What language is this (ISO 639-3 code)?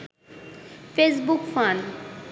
ben